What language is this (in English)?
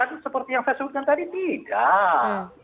Indonesian